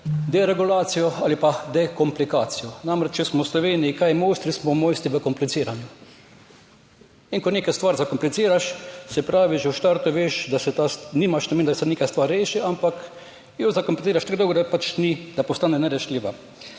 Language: Slovenian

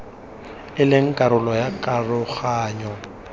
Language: Tswana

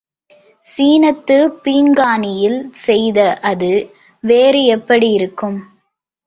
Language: Tamil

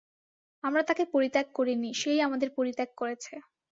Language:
Bangla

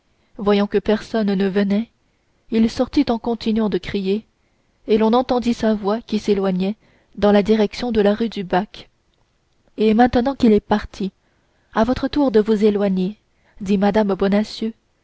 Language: French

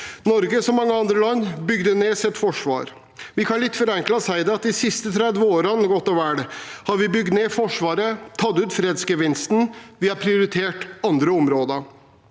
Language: Norwegian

